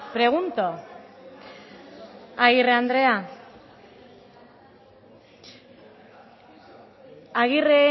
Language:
Basque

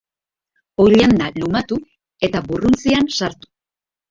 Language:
Basque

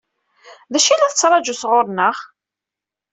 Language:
Kabyle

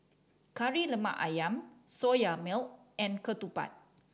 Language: English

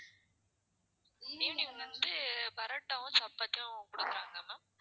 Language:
Tamil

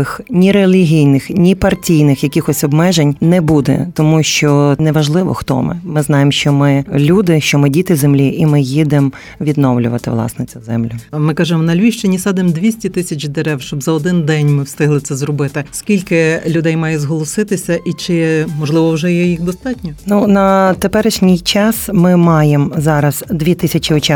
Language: Ukrainian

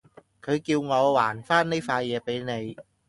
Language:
Cantonese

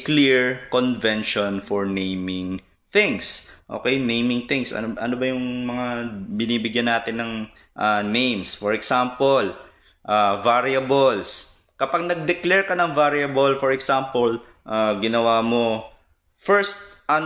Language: Filipino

